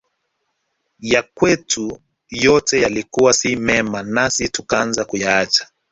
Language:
Swahili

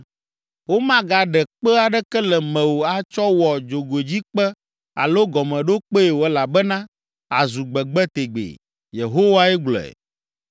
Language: Ewe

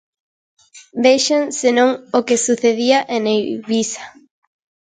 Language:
Galician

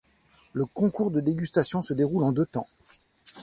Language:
French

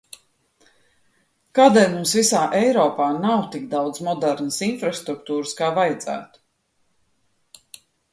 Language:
Latvian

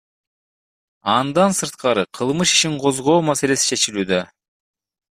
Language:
Kyrgyz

